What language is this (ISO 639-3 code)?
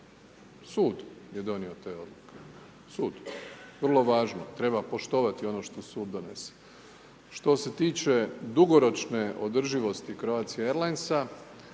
hrv